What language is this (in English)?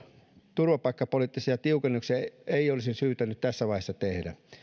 Finnish